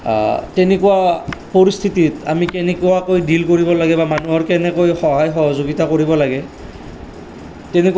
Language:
Assamese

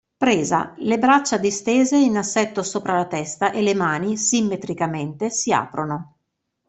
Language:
Italian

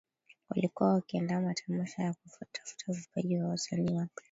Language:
Swahili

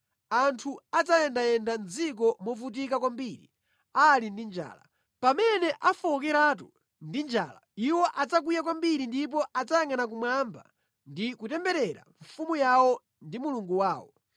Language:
Nyanja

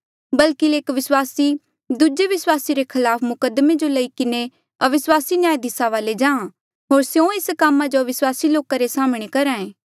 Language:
Mandeali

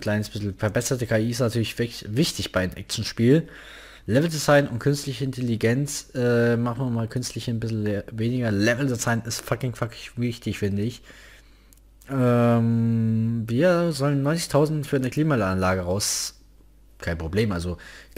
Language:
German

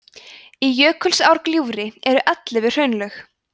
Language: Icelandic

